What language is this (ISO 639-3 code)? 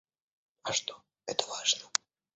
rus